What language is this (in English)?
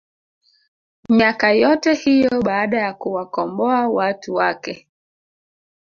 Swahili